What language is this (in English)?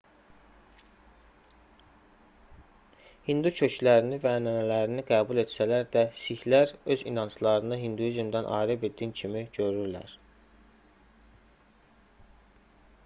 Azerbaijani